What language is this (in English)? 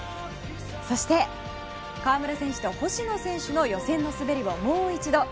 Japanese